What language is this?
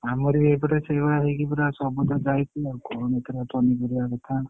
Odia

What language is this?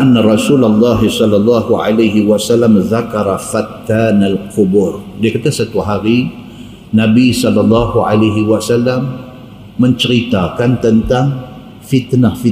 Malay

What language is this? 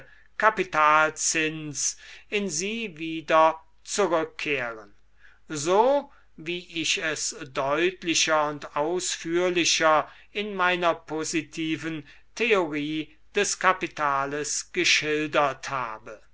German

